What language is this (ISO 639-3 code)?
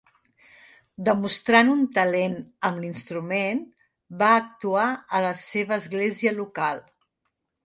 cat